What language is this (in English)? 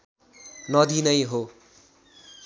Nepali